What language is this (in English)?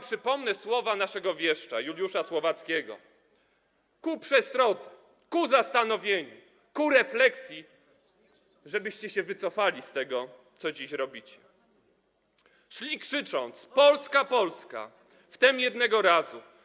Polish